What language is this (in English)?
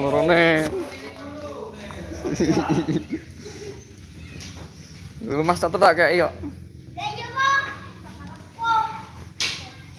Indonesian